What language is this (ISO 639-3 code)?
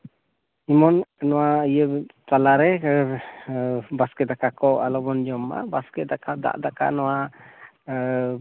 sat